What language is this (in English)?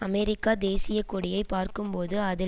Tamil